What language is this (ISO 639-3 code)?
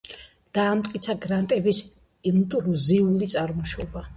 kat